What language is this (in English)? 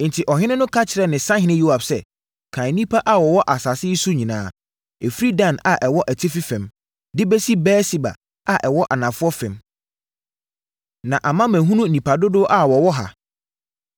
Akan